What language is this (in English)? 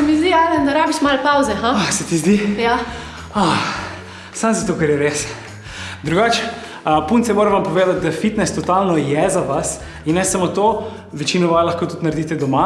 Slovenian